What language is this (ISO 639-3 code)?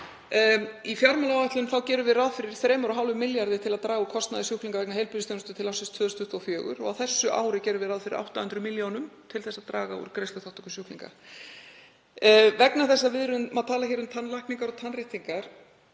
isl